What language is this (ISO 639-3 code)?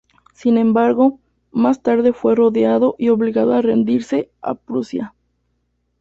spa